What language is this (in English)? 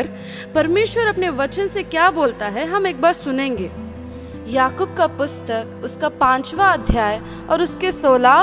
Hindi